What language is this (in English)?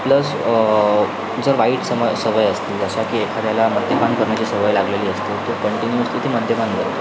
Marathi